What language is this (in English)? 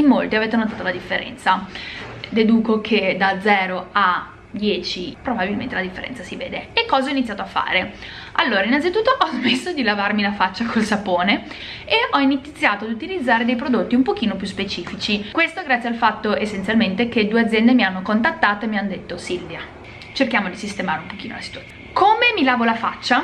Italian